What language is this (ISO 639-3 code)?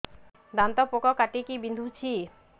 ori